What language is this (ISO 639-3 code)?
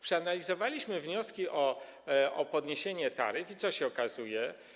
pol